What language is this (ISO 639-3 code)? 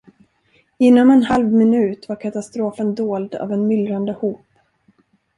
swe